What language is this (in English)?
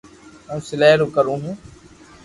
Loarki